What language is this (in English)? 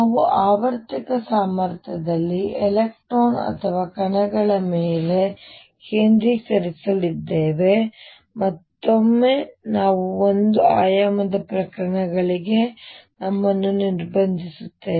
Kannada